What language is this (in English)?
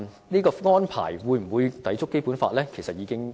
Cantonese